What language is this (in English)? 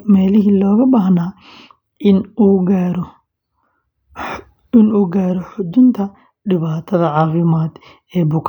Somali